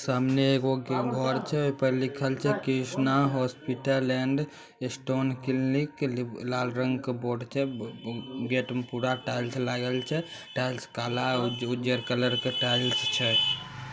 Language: Magahi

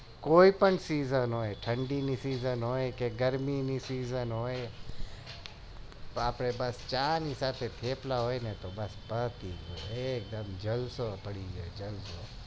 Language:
Gujarati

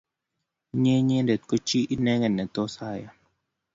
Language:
Kalenjin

